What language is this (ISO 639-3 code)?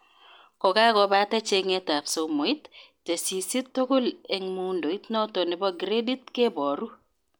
kln